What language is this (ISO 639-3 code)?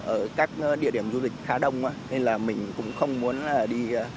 vie